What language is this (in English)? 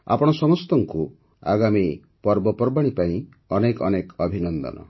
Odia